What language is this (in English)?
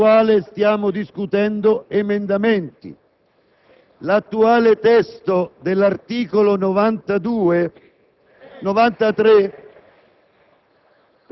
Italian